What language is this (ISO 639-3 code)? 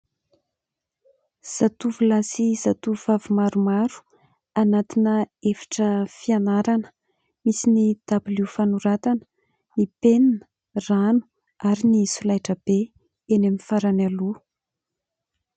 mlg